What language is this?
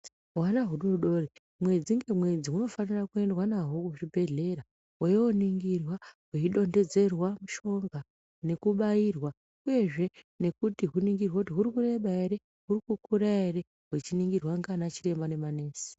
Ndau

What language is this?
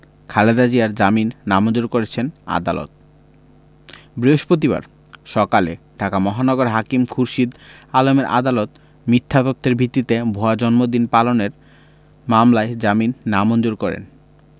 Bangla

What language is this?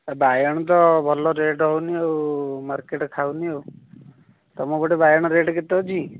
Odia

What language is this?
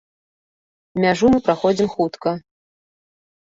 Belarusian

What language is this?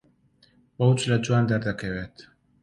Central Kurdish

